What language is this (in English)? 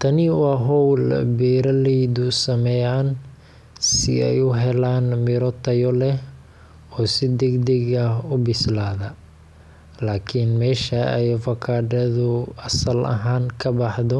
Somali